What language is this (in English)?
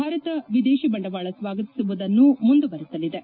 Kannada